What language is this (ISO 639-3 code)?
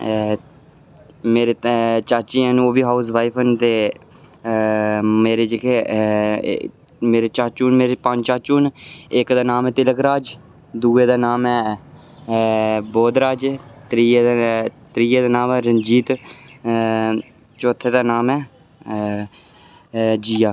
doi